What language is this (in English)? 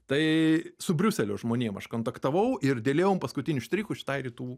Lithuanian